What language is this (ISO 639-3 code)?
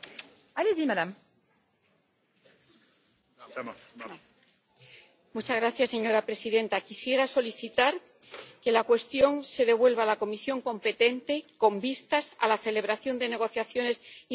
spa